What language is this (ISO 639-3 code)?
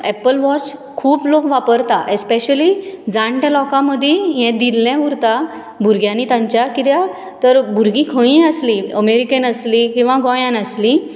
kok